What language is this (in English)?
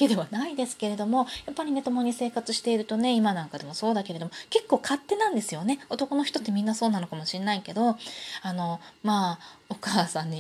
Japanese